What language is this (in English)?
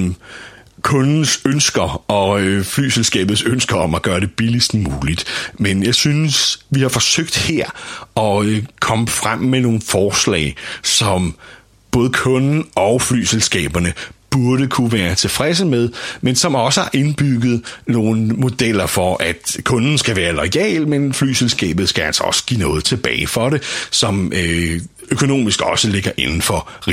Danish